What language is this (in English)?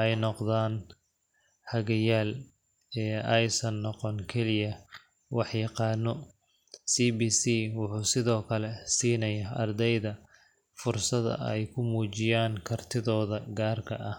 Somali